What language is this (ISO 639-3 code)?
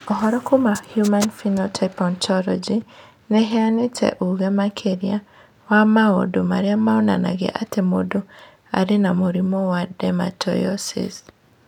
kik